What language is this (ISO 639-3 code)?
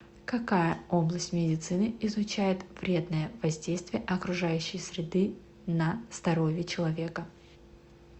rus